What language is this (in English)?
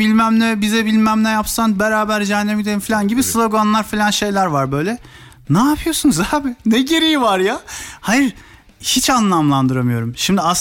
Turkish